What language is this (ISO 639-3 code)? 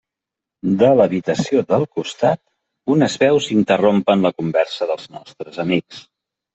cat